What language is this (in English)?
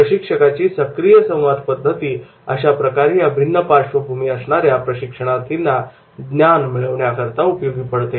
Marathi